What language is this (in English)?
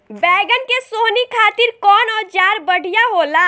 Bhojpuri